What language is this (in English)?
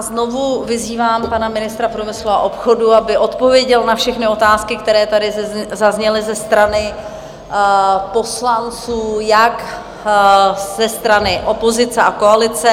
Czech